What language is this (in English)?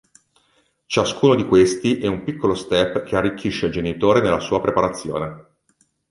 Italian